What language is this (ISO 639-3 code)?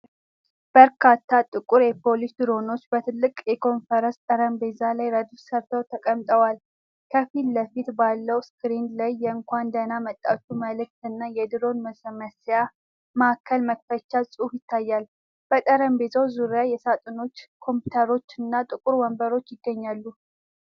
amh